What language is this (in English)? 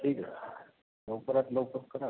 Marathi